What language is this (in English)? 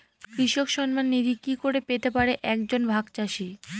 Bangla